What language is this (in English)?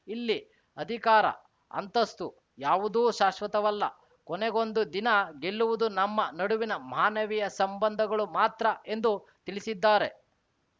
Kannada